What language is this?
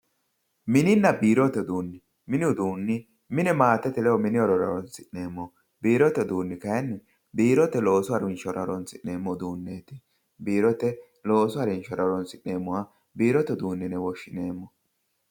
Sidamo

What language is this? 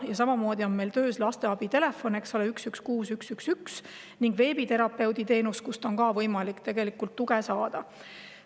Estonian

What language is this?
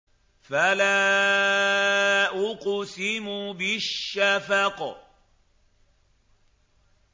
Arabic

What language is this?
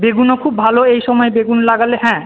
Bangla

